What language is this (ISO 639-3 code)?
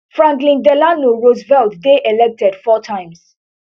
pcm